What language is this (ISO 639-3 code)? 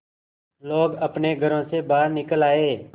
hin